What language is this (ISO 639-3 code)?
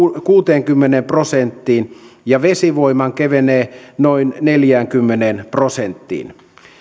fin